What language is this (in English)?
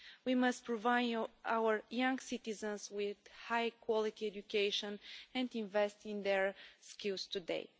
English